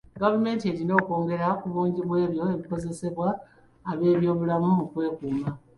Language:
Ganda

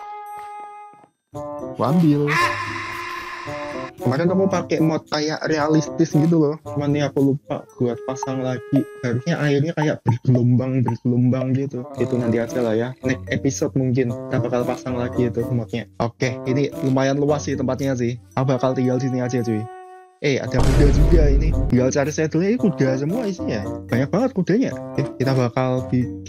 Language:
Indonesian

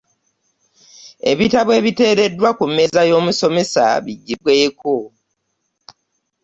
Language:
Ganda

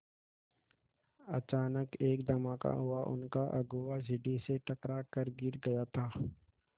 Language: Hindi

